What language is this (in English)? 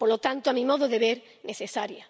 Spanish